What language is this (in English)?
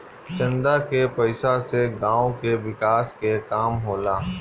Bhojpuri